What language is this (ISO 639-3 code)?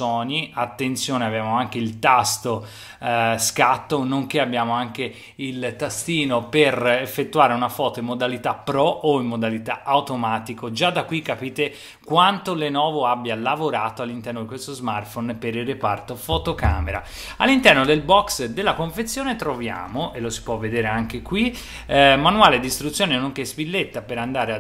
ita